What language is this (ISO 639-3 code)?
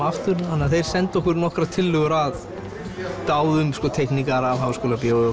isl